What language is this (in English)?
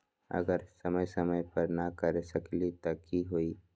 Magahi